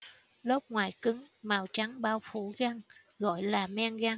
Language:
Vietnamese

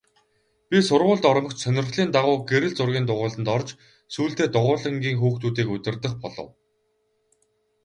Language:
Mongolian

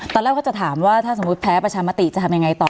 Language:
Thai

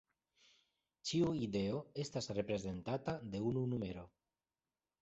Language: Esperanto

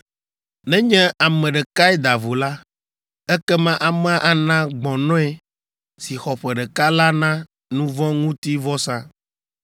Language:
Ewe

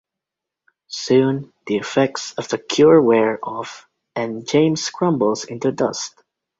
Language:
English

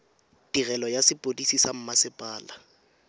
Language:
Tswana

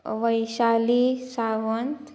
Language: Konkani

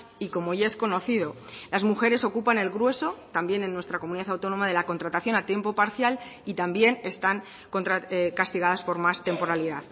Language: Spanish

